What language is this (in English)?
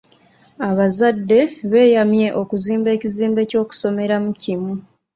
Ganda